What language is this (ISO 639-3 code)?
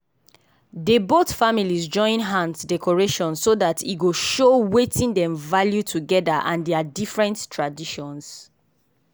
pcm